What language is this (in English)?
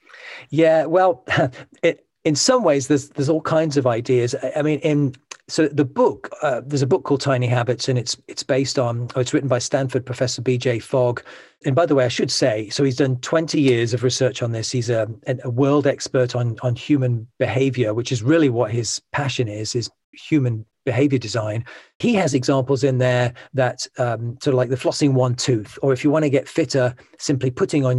English